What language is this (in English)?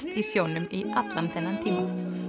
Icelandic